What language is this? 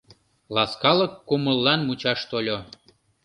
Mari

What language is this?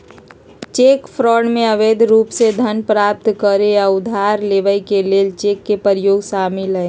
Magahi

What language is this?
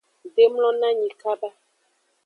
Aja (Benin)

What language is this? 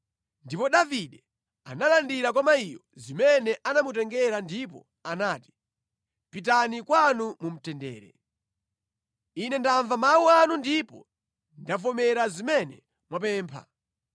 Nyanja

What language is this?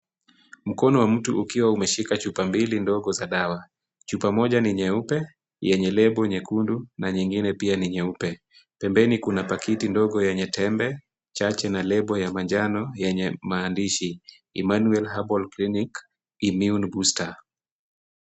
Swahili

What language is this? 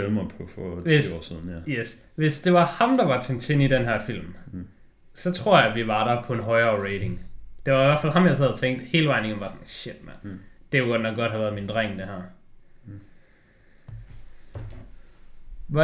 Danish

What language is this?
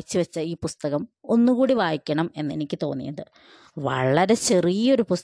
Malayalam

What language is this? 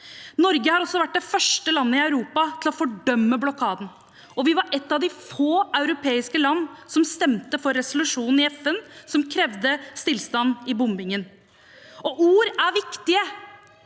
Norwegian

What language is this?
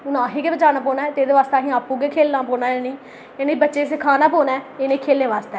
Dogri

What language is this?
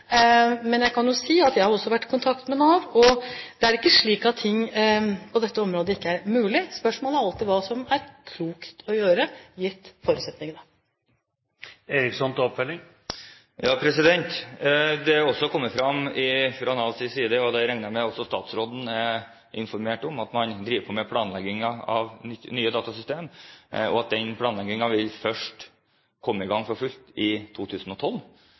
Norwegian Bokmål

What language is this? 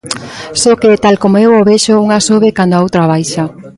Galician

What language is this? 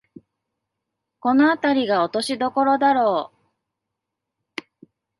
Japanese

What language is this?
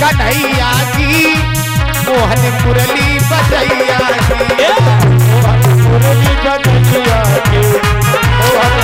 Hindi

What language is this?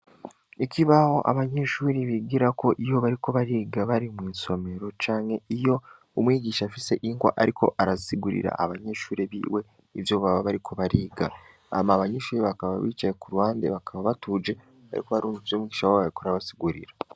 Rundi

